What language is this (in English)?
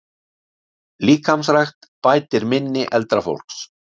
Icelandic